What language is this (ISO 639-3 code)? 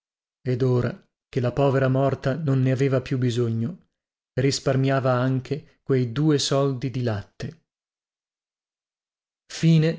ita